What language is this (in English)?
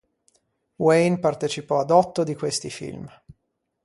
Italian